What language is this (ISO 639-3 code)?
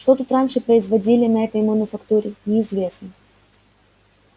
rus